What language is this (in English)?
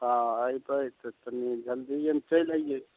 Maithili